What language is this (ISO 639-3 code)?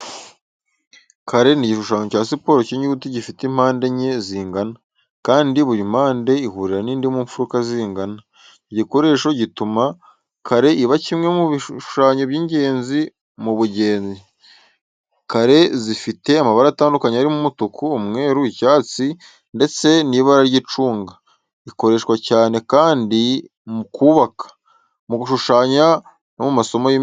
kin